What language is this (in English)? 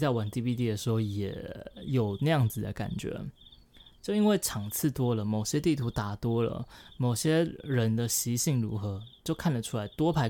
Chinese